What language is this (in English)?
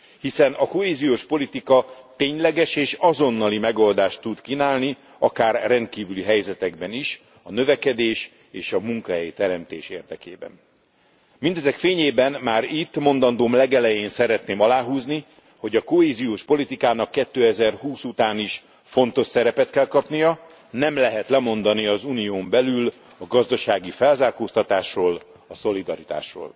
Hungarian